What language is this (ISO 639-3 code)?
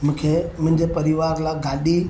snd